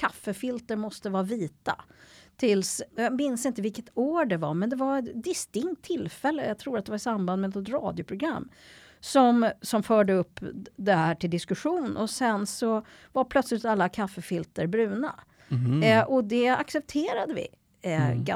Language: Swedish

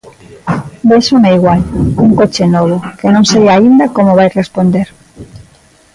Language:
Galician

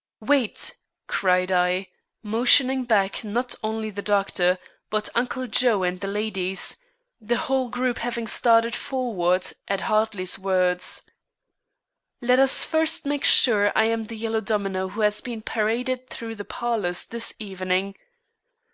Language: English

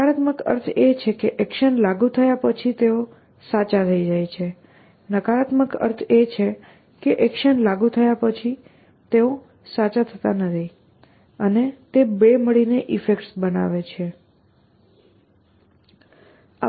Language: Gujarati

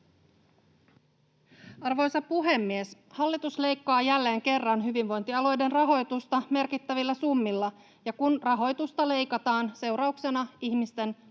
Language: Finnish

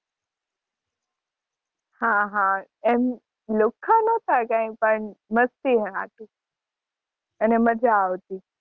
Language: Gujarati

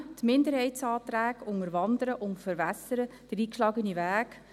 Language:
Swiss German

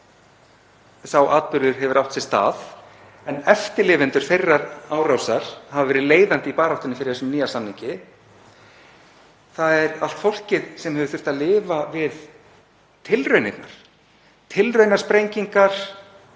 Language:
Icelandic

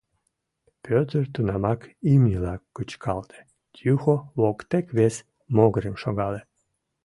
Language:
Mari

